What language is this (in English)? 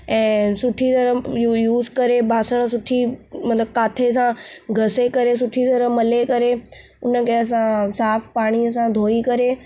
Sindhi